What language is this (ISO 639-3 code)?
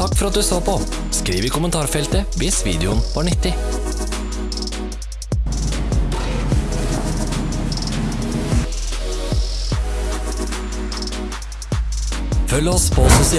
nor